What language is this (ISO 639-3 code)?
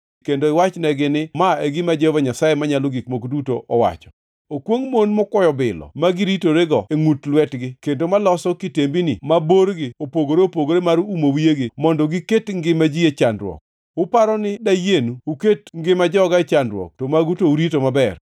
luo